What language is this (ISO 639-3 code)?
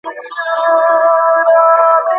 ben